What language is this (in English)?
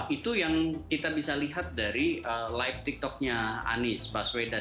Indonesian